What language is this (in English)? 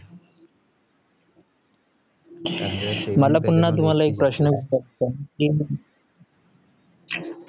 Marathi